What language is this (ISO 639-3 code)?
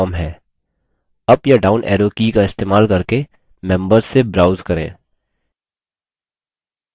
hin